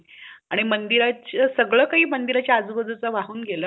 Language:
Marathi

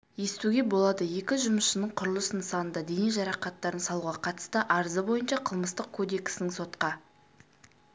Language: Kazakh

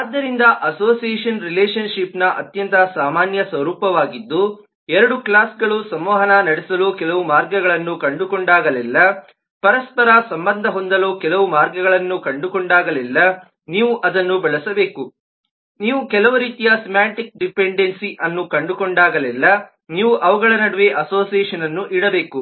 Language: Kannada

